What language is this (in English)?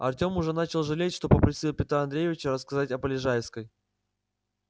Russian